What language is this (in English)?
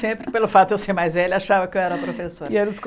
Portuguese